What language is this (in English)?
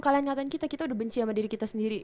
Indonesian